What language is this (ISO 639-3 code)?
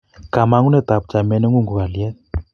kln